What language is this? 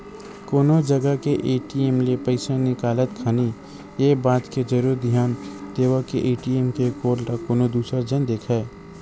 Chhattisgarhi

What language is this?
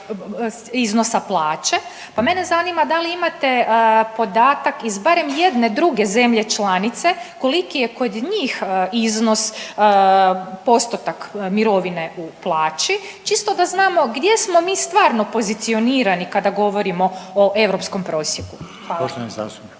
Croatian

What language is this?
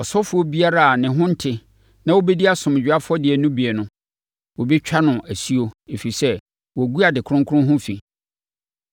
Akan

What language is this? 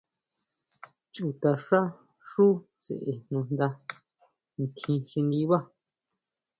Huautla Mazatec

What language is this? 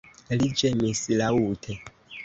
Esperanto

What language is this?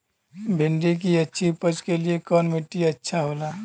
Bhojpuri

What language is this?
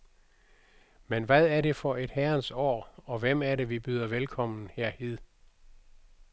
Danish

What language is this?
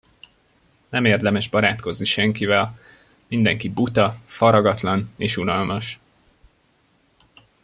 Hungarian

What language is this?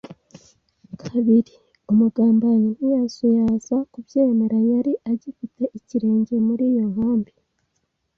Kinyarwanda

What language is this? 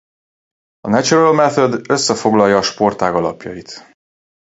Hungarian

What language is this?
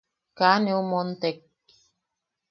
Yaqui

